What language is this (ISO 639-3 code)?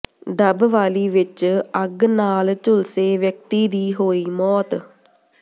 pan